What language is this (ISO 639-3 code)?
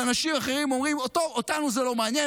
heb